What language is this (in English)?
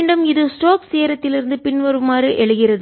Tamil